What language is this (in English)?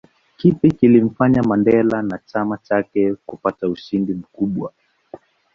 Swahili